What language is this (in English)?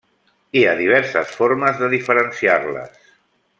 Catalan